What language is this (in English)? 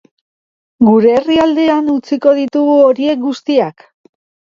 Basque